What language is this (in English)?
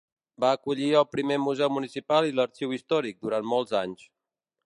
Catalan